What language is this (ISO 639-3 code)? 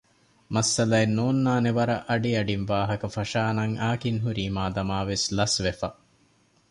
div